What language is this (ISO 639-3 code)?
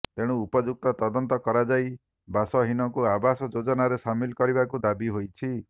ori